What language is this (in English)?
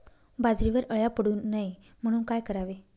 Marathi